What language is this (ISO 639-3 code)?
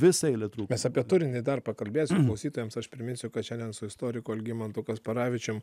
lit